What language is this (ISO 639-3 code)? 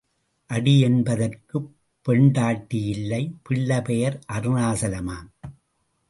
tam